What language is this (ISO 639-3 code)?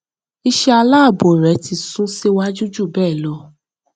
yor